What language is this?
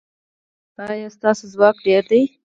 Pashto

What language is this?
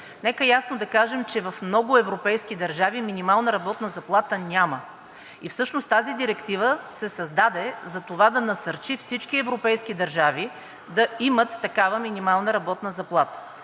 Bulgarian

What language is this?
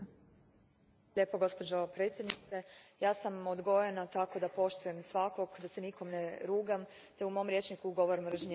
Croatian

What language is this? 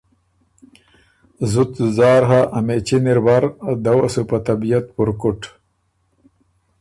Ormuri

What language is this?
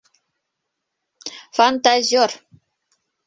Bashkir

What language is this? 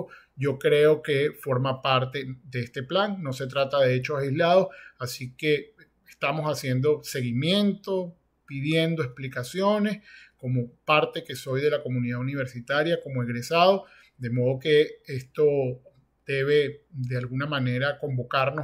Spanish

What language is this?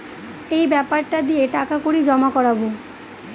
Bangla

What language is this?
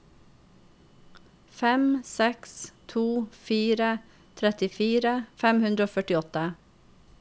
Norwegian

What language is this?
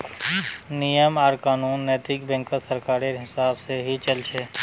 Magahi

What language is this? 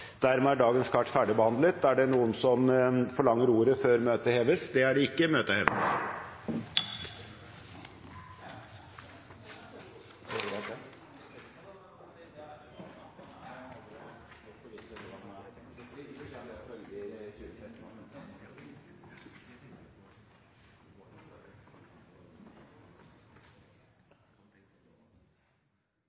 Norwegian Bokmål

